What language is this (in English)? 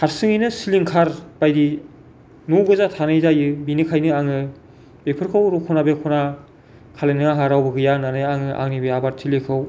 Bodo